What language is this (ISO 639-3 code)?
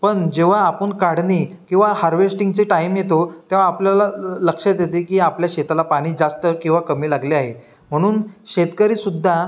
mar